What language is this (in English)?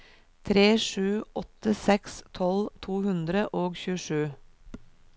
Norwegian